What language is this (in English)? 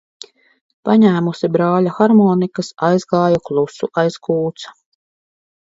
Latvian